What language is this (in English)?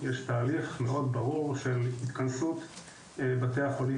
Hebrew